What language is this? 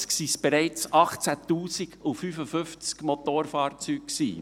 Swiss German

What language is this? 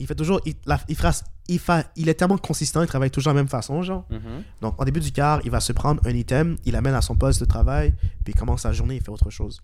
French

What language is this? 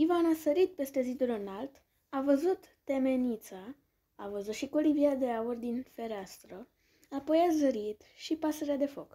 Romanian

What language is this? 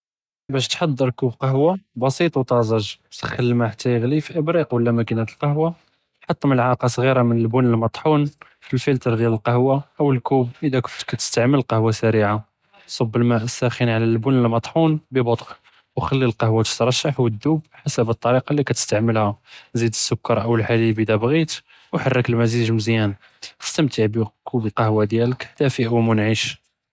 Judeo-Arabic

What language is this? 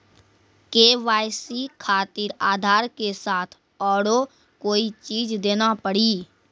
Maithili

